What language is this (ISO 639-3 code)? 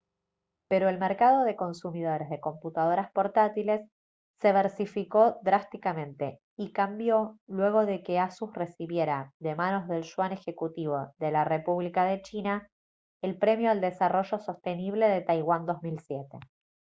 spa